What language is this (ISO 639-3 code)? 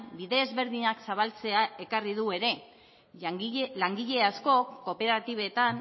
eus